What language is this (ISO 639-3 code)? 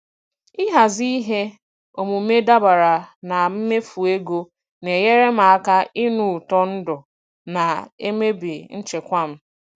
ibo